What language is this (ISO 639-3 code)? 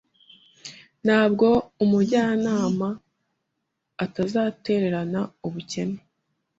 kin